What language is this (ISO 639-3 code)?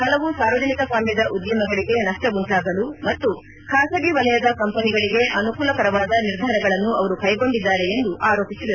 kan